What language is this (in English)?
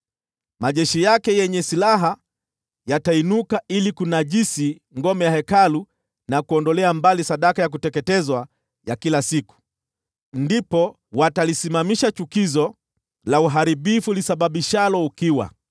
Swahili